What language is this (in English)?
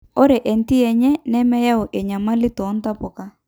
Masai